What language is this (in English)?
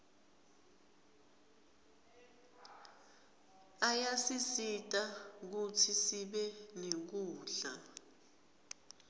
Swati